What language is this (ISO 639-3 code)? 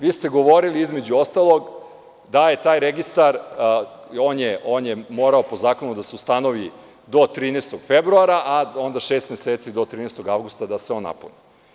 srp